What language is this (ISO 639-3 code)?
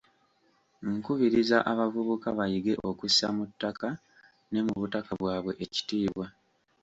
lug